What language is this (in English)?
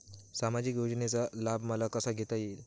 Marathi